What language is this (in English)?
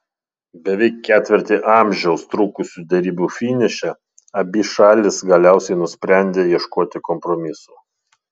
Lithuanian